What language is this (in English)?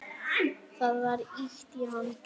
Icelandic